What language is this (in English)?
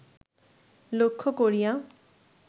Bangla